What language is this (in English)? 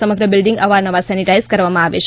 Gujarati